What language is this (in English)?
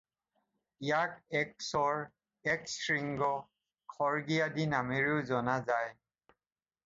Assamese